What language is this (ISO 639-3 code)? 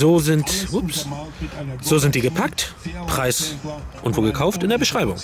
deu